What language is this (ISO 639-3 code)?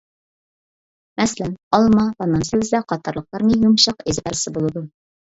uig